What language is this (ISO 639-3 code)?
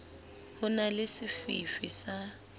sot